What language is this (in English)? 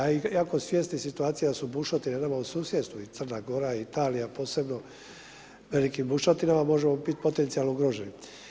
Croatian